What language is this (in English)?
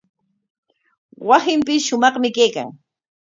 Corongo Ancash Quechua